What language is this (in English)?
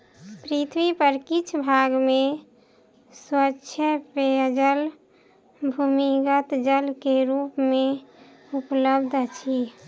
Maithili